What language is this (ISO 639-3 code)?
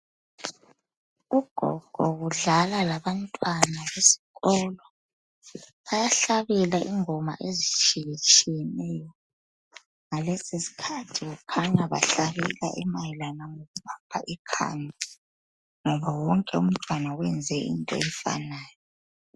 nde